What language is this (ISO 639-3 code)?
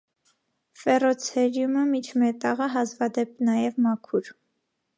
hye